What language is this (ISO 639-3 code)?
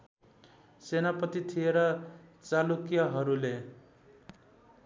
nep